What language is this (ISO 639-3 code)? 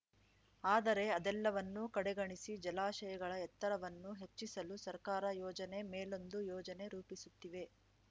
kan